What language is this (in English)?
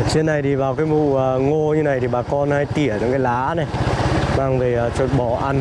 Vietnamese